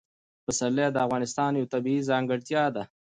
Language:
Pashto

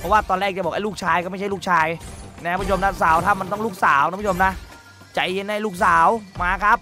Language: Thai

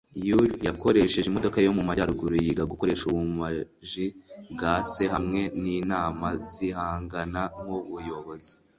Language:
Kinyarwanda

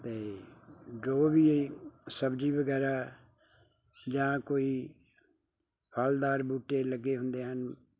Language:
Punjabi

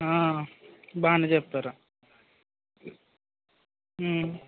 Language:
Telugu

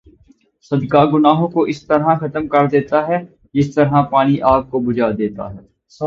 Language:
Urdu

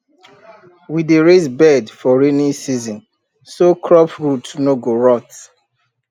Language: Nigerian Pidgin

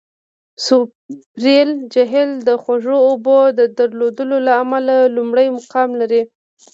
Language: Pashto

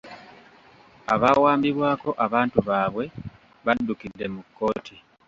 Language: Ganda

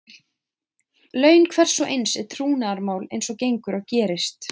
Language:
Icelandic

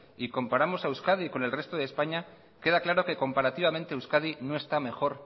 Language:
Spanish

